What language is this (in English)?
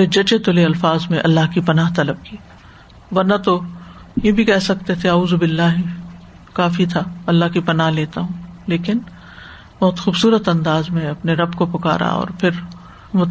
Urdu